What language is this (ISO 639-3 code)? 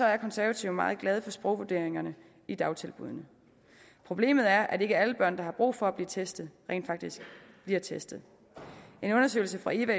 dan